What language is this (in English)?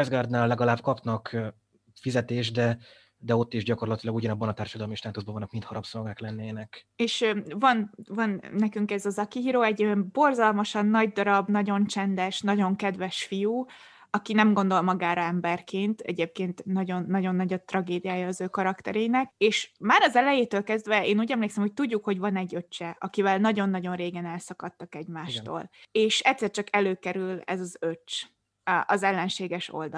Hungarian